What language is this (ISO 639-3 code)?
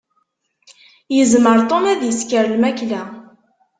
kab